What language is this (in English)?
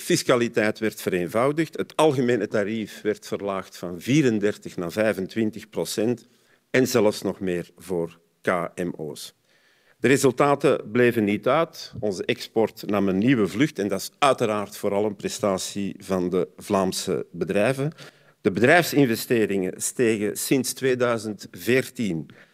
Dutch